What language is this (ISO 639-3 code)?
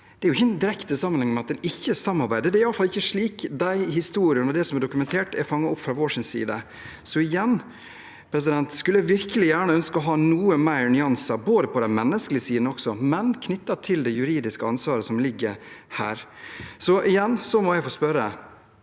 nor